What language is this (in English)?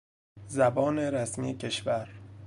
Persian